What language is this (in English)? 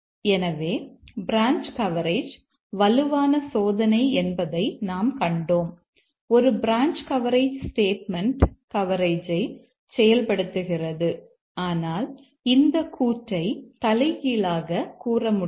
Tamil